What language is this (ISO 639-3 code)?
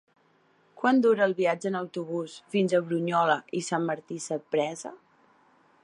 cat